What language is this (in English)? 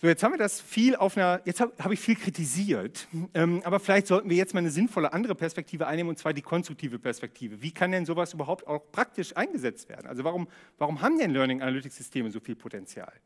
German